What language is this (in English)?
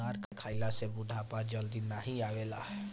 Bhojpuri